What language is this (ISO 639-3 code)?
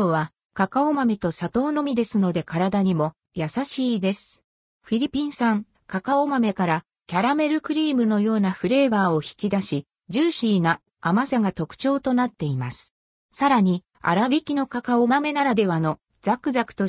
jpn